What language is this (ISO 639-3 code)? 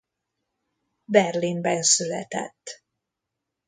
hun